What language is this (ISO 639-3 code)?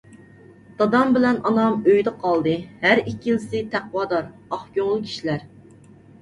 uig